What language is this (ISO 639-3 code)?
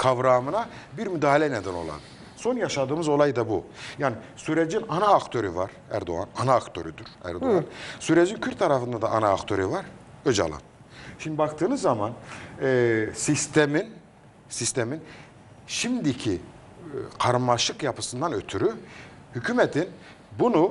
tur